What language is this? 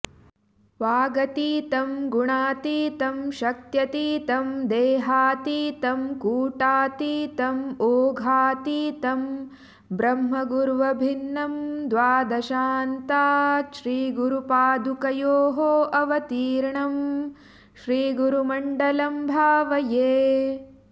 Sanskrit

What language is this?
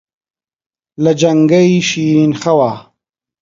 Central Kurdish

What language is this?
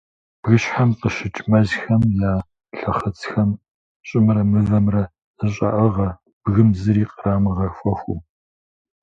Kabardian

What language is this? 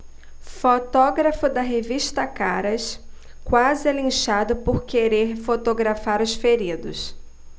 Portuguese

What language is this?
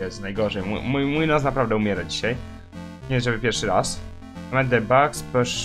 Polish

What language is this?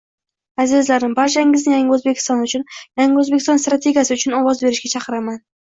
Uzbek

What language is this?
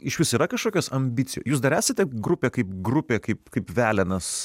Lithuanian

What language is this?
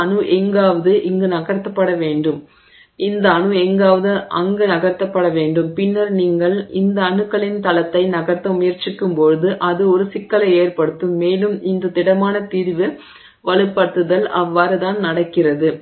Tamil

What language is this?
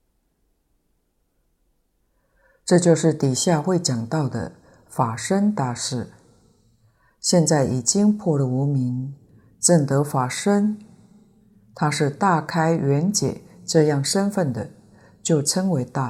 Chinese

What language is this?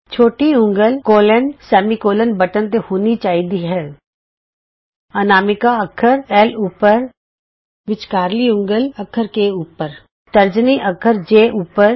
Punjabi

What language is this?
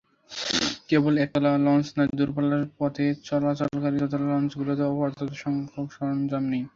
Bangla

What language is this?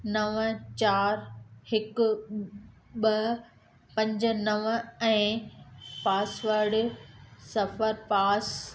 Sindhi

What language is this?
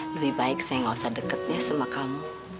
Indonesian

